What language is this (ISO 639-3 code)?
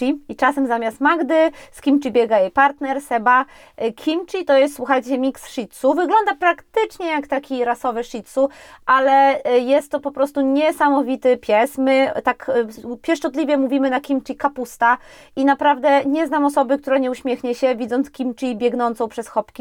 pol